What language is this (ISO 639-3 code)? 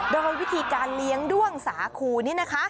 tha